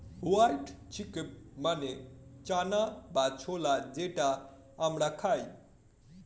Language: Bangla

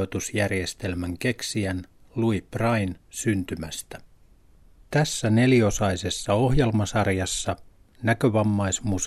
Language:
Finnish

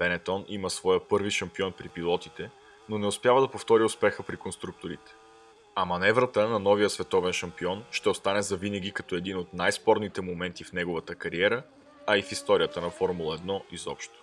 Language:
Bulgarian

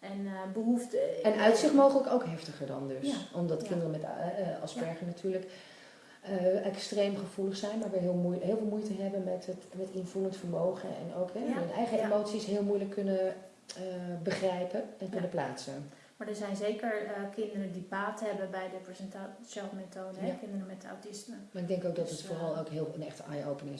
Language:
Dutch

